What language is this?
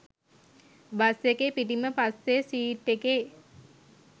Sinhala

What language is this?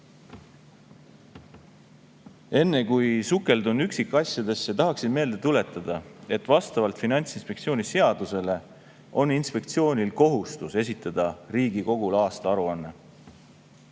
Estonian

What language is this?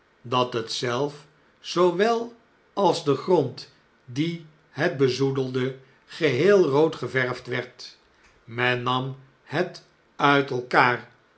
Dutch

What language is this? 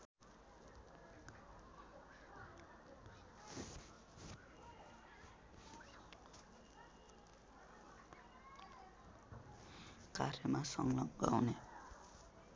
Nepali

